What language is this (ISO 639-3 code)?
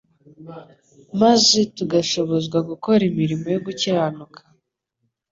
kin